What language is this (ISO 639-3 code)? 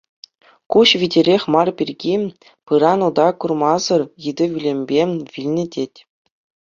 chv